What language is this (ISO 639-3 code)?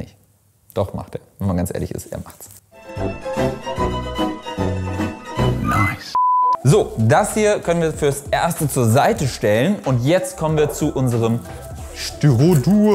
deu